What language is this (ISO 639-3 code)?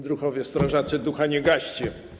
pol